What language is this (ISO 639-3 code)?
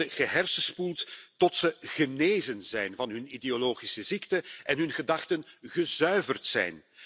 nld